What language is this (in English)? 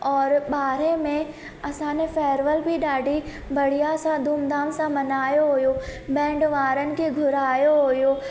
Sindhi